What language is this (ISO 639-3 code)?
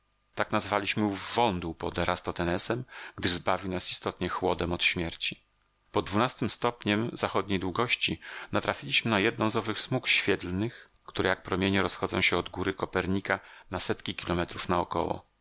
pol